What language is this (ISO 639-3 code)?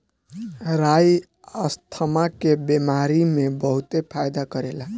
bho